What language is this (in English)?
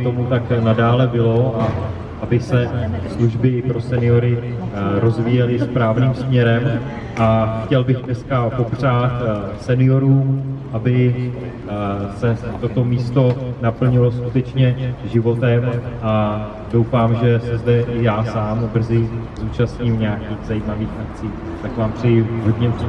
Czech